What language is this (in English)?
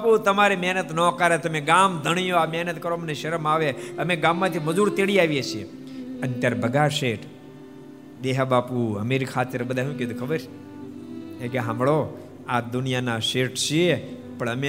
Gujarati